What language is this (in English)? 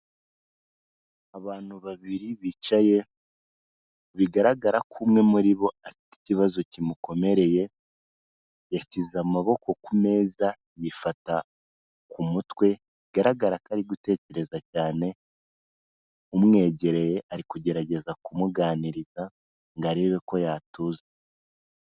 Kinyarwanda